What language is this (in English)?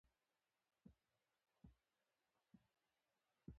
Pashto